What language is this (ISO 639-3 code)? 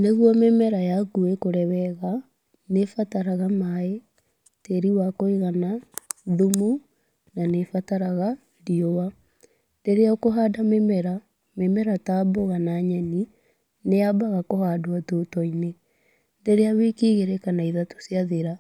kik